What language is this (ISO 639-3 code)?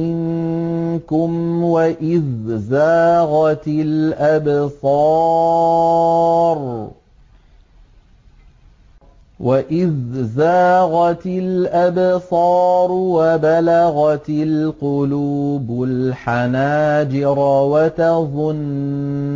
ara